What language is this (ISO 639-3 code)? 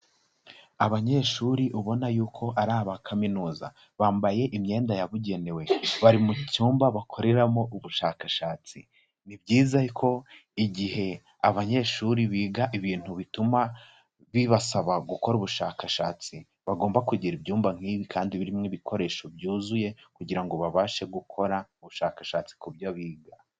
kin